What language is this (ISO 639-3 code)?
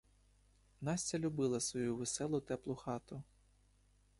ukr